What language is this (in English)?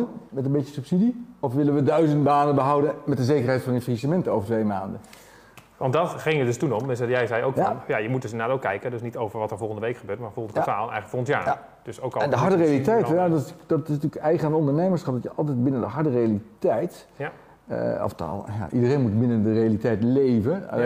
Dutch